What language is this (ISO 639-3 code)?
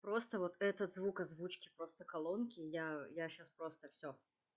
rus